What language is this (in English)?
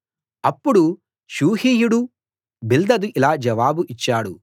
Telugu